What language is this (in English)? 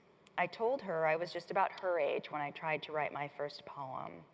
English